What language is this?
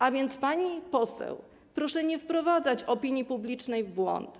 Polish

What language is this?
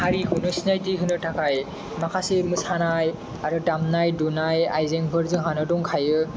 Bodo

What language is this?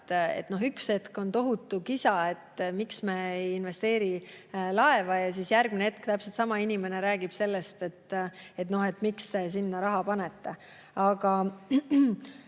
Estonian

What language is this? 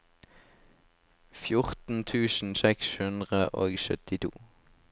Norwegian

